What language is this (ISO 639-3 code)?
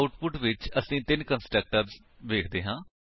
pan